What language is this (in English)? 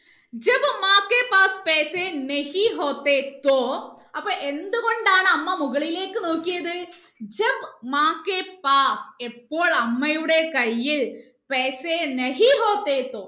Malayalam